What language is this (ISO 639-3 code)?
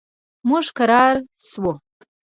pus